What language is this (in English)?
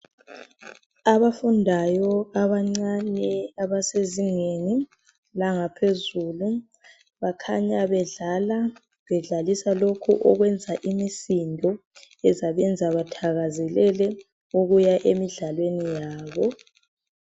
North Ndebele